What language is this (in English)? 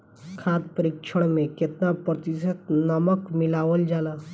Bhojpuri